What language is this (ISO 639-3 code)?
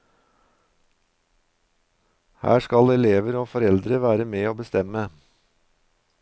nor